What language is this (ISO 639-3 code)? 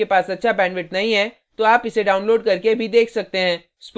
hin